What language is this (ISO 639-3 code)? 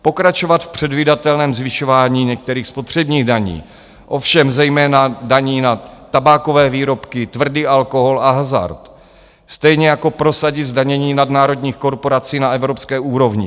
ces